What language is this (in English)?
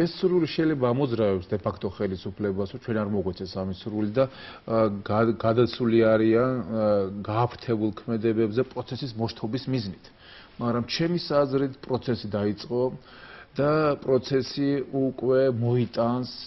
Romanian